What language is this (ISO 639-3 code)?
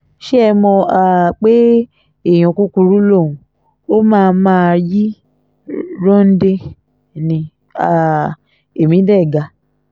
yor